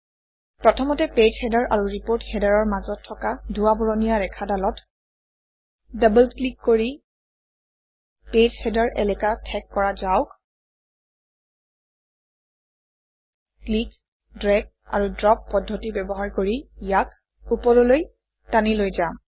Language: Assamese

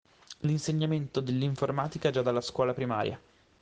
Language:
Italian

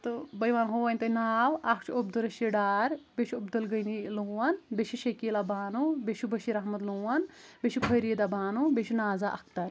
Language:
Kashmiri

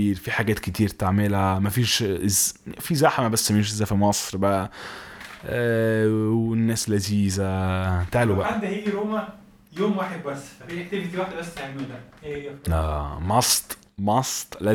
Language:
Arabic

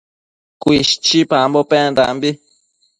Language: Matsés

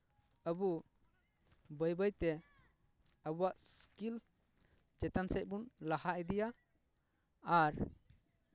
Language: Santali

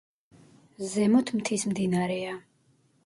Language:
Georgian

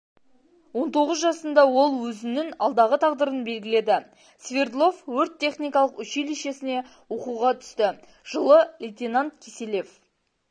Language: Kazakh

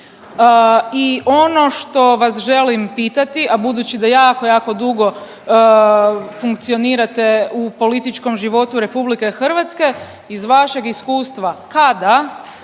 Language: Croatian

